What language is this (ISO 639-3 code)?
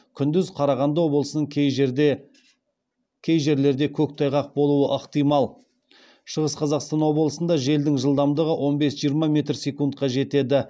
kaz